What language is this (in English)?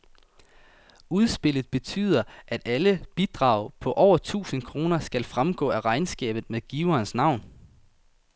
Danish